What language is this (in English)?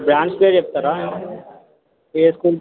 Telugu